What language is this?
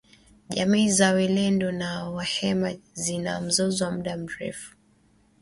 Swahili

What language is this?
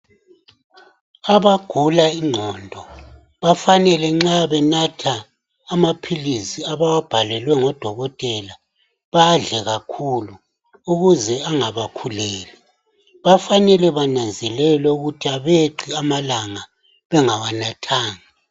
North Ndebele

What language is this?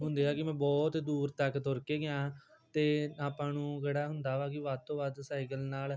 Punjabi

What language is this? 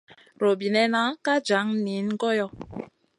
Masana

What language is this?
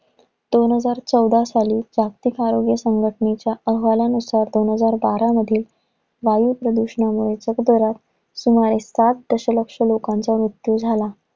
Marathi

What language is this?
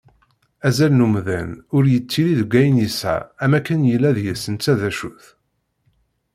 Kabyle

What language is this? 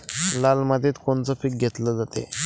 Marathi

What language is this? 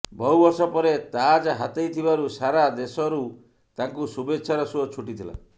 Odia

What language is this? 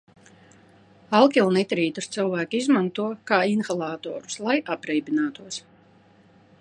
Latvian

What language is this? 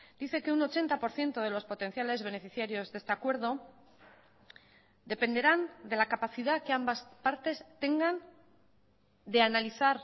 Spanish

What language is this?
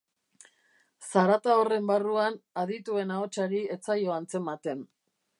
Basque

